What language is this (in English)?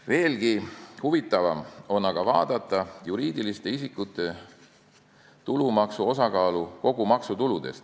Estonian